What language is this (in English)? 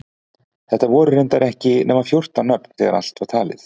Icelandic